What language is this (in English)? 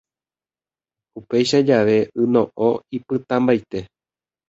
Guarani